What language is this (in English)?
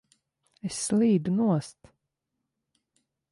Latvian